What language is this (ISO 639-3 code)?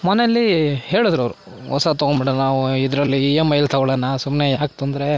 kan